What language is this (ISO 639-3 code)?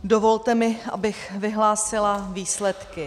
ces